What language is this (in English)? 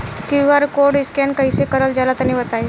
Bhojpuri